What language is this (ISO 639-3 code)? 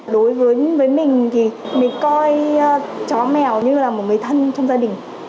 vie